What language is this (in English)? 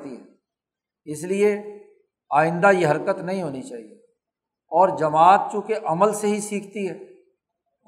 Urdu